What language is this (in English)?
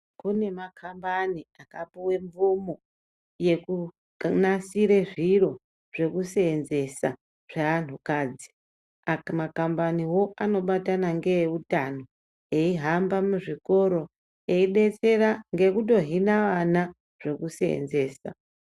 Ndau